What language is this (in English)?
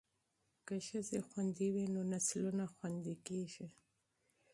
Pashto